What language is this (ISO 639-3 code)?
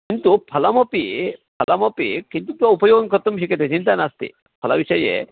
san